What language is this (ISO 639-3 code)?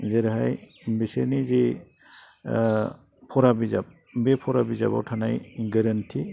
brx